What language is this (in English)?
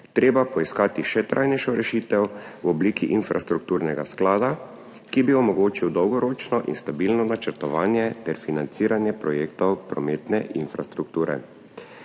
Slovenian